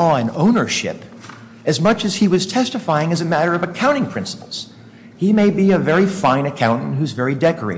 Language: English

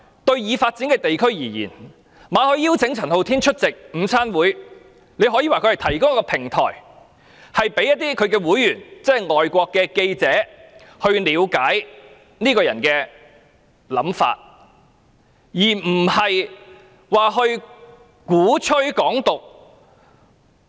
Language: Cantonese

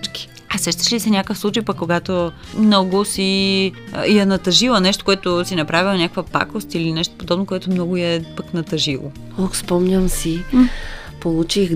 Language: Bulgarian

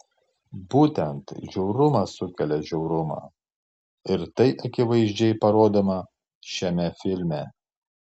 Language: Lithuanian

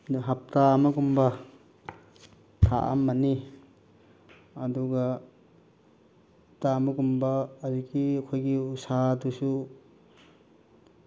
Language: Manipuri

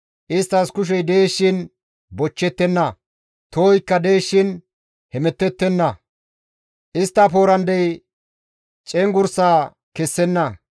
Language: Gamo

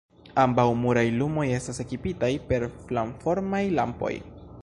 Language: Esperanto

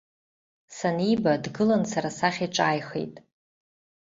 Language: Abkhazian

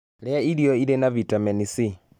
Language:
Kikuyu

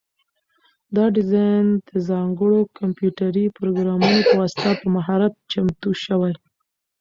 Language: Pashto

